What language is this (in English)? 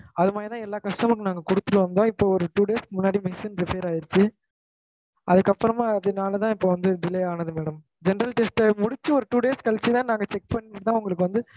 Tamil